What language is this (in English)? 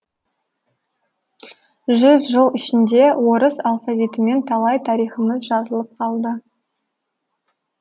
Kazakh